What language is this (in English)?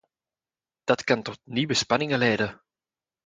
Dutch